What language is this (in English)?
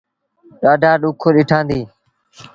Sindhi Bhil